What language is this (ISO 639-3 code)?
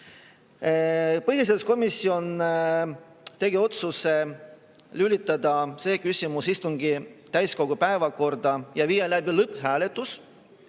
est